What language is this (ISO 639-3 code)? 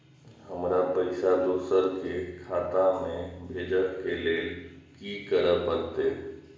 mai